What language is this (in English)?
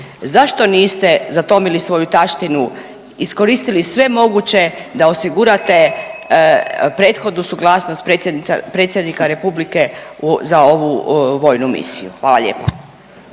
Croatian